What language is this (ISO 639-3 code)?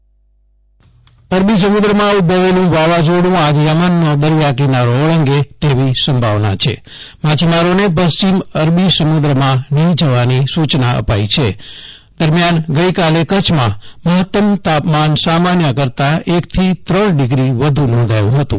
guj